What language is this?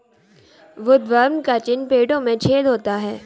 Hindi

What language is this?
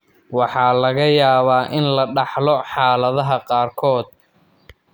Somali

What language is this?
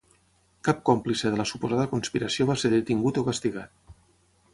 Catalan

